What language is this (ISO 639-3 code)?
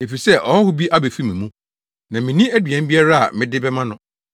aka